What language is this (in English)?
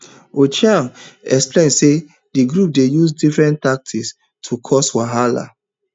Nigerian Pidgin